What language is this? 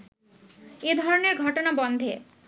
Bangla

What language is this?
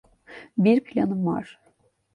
Turkish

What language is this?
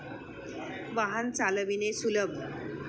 Marathi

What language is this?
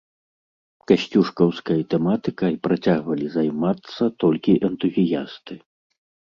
Belarusian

